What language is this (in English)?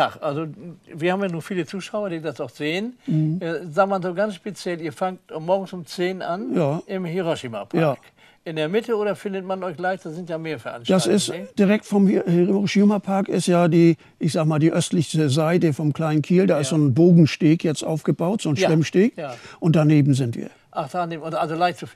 German